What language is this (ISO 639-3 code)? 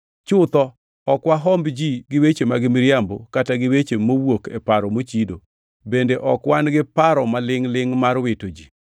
luo